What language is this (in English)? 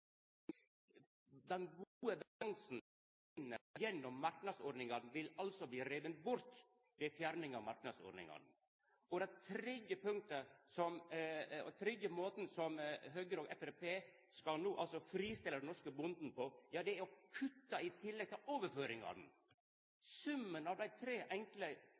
Norwegian Nynorsk